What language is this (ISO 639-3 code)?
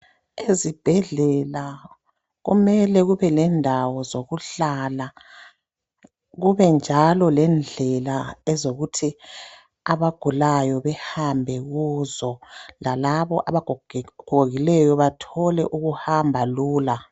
nde